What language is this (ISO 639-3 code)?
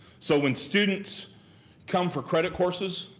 eng